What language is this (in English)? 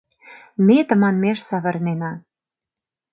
Mari